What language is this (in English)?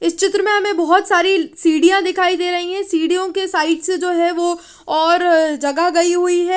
Hindi